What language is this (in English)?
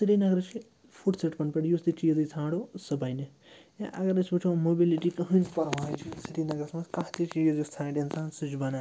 Kashmiri